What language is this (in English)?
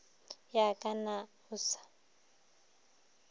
Northern Sotho